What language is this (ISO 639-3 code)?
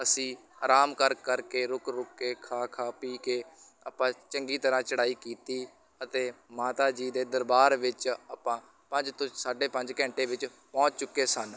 pan